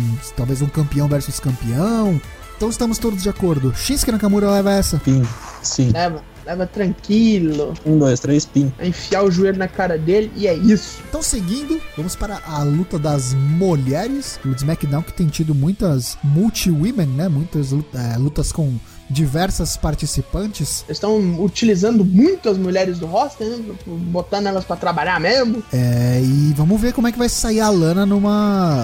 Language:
Portuguese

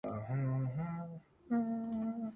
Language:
Georgian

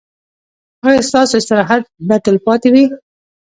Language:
Pashto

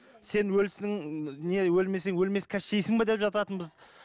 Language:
Kazakh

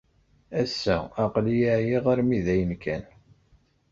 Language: Kabyle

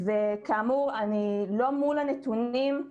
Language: Hebrew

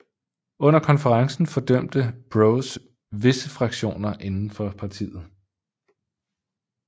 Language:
Danish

